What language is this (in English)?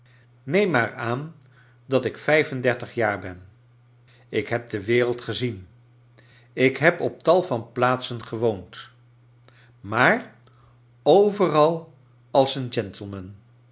Dutch